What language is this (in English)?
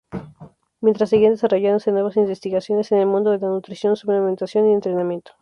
Spanish